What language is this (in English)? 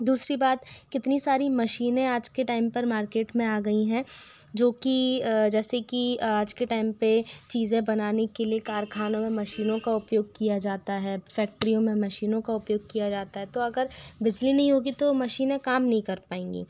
Hindi